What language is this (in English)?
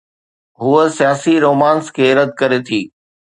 Sindhi